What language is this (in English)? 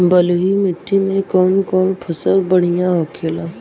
Bhojpuri